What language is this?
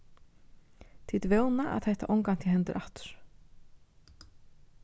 Faroese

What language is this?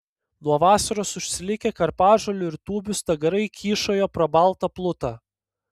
Lithuanian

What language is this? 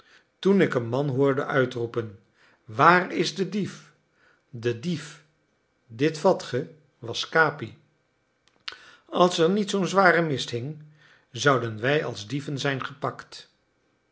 Dutch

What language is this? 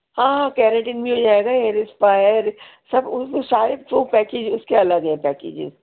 Urdu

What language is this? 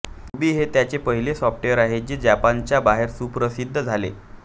Marathi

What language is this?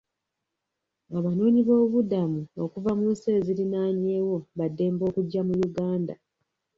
Ganda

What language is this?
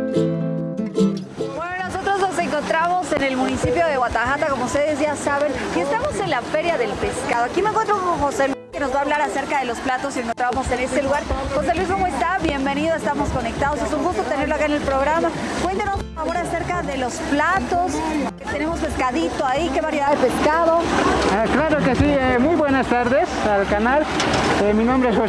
Spanish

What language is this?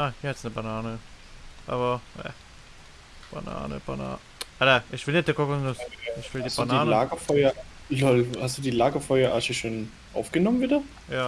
German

